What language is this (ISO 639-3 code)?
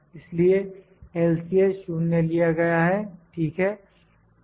hin